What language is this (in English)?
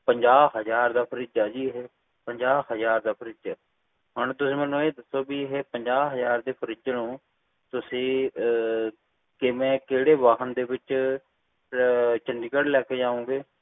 Punjabi